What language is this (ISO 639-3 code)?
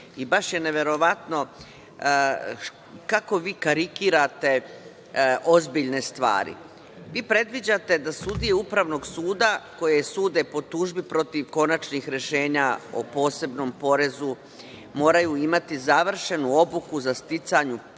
srp